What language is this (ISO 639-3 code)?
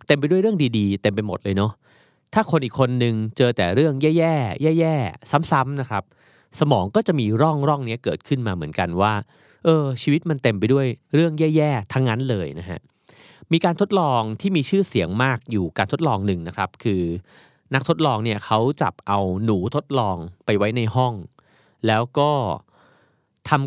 tha